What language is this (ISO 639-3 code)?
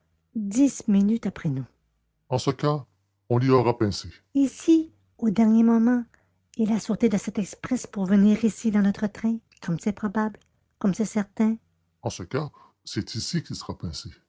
fra